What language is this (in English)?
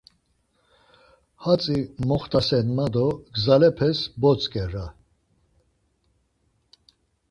Laz